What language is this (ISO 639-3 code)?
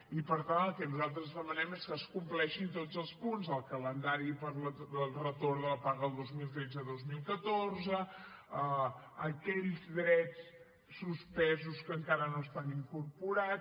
cat